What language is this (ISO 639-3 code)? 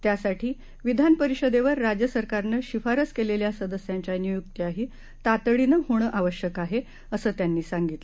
mar